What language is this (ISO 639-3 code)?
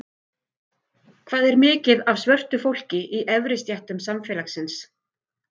isl